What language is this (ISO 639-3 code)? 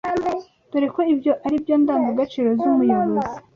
kin